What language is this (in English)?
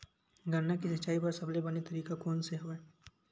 Chhattisgarhi